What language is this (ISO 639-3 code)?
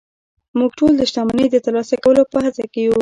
pus